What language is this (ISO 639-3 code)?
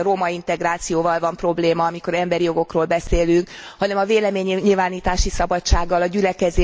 hun